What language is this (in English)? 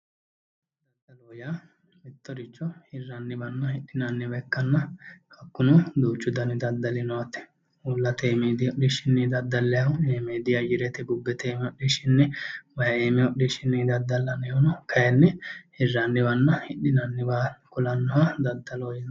Sidamo